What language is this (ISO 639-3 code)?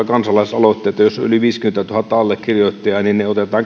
fin